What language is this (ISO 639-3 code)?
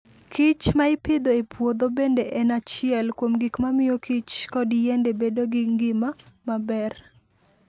luo